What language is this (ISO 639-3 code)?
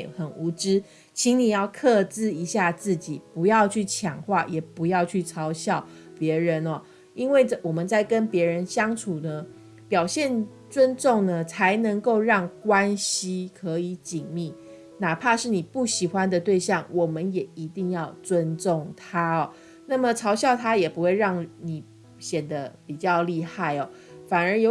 zho